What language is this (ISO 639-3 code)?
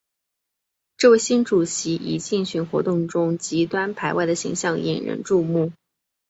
zho